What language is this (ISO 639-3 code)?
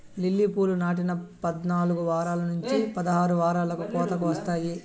tel